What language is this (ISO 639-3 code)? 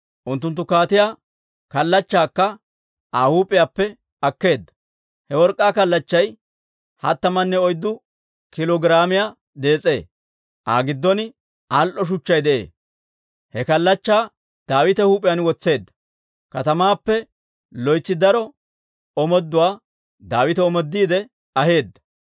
dwr